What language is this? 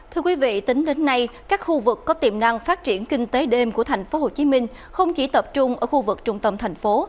Vietnamese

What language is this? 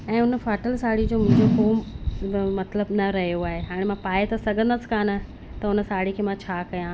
Sindhi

